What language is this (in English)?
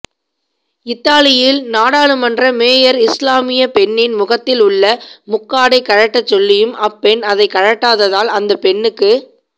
Tamil